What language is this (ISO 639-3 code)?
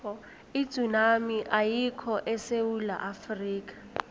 nbl